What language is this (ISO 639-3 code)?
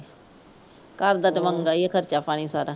pan